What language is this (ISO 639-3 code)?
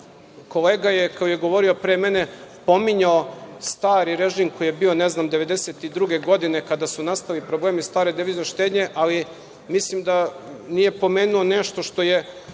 srp